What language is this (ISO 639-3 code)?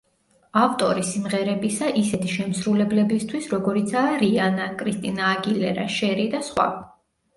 kat